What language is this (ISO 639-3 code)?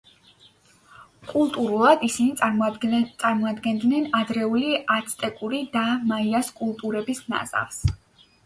kat